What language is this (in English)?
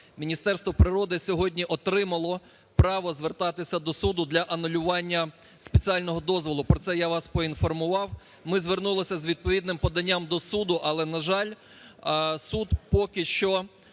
Ukrainian